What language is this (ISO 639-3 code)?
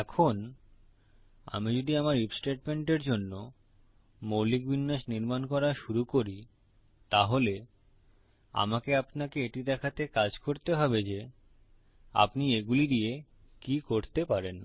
ben